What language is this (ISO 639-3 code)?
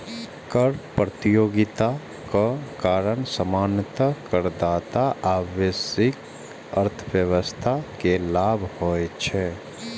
mai